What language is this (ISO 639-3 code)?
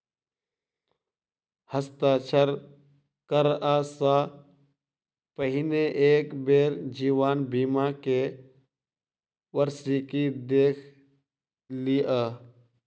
mai